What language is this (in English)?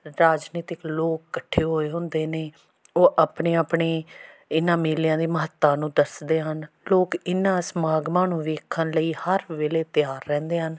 Punjabi